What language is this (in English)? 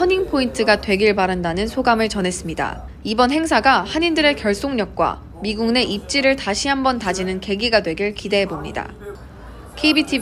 Korean